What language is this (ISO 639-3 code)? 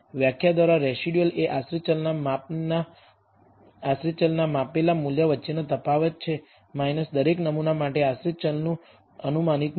guj